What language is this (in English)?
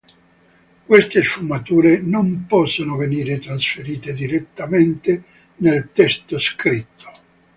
Italian